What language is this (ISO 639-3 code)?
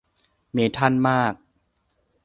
tha